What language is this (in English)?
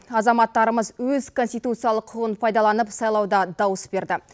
Kazakh